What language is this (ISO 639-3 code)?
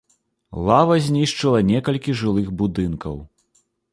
bel